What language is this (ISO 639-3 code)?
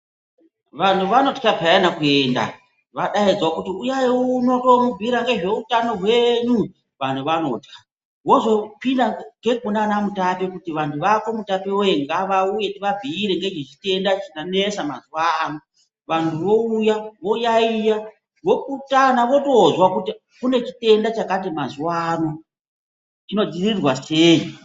ndc